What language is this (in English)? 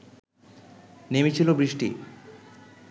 Bangla